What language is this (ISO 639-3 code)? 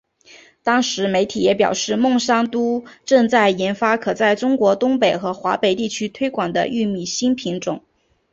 zho